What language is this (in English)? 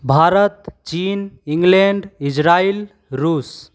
Hindi